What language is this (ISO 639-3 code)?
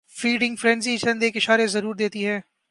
urd